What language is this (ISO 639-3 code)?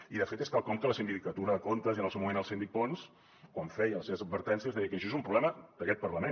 cat